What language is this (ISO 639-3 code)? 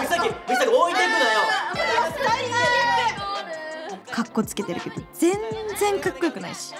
jpn